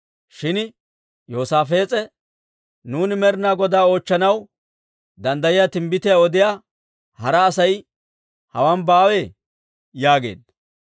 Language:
Dawro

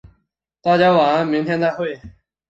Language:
Chinese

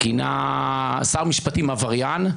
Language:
Hebrew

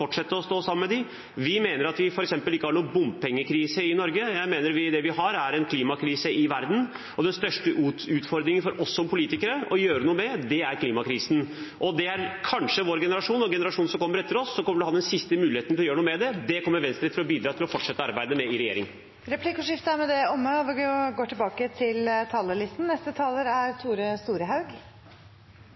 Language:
Norwegian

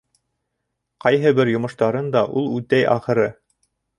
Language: Bashkir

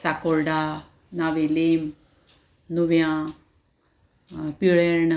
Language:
Konkani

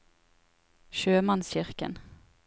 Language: Norwegian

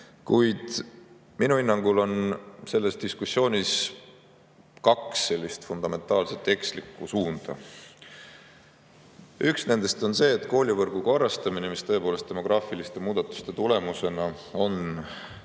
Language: Estonian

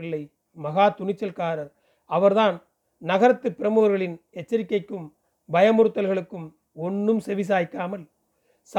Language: Tamil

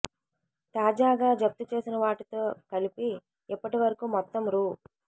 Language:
Telugu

